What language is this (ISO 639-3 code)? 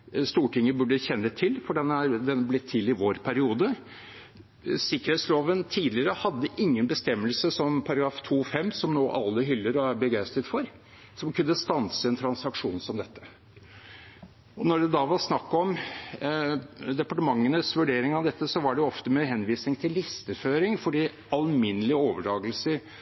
nob